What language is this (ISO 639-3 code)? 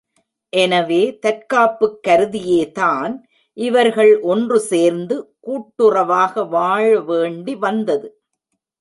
tam